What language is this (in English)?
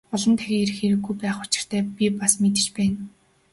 Mongolian